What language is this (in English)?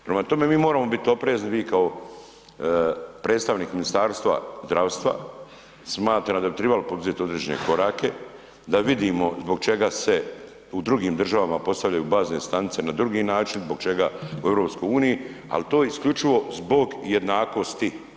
Croatian